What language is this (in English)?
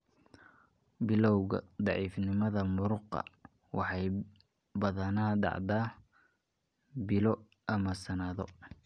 Somali